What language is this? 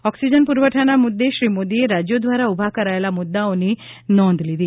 Gujarati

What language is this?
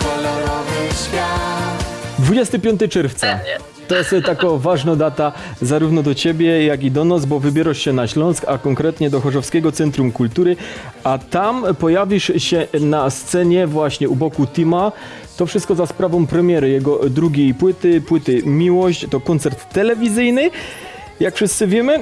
Polish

